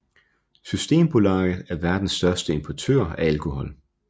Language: Danish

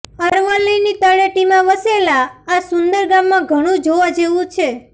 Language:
Gujarati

